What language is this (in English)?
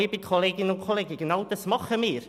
Swiss German